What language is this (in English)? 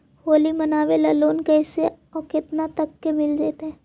Magahi